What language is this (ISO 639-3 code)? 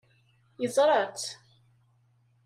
kab